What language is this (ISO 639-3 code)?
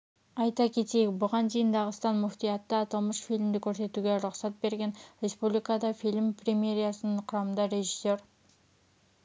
kaz